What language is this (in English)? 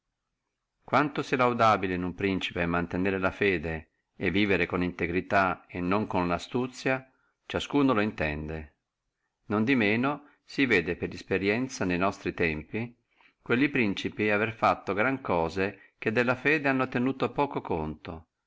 Italian